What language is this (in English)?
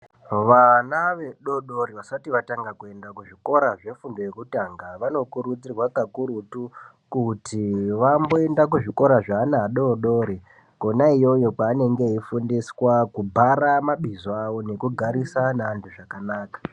Ndau